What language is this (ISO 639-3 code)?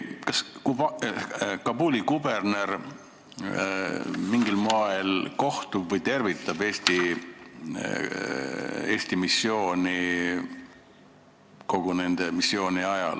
est